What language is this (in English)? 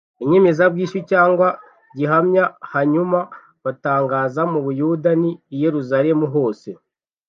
Kinyarwanda